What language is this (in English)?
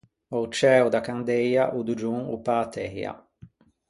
Ligurian